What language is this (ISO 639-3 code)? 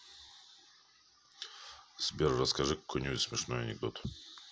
rus